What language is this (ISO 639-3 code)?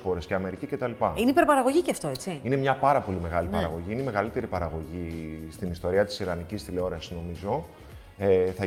ell